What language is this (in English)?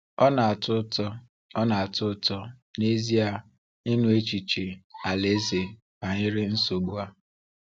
Igbo